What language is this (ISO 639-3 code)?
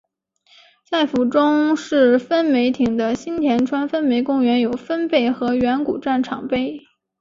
zho